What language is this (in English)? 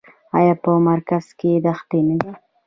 Pashto